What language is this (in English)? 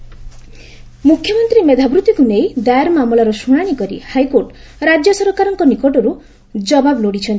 Odia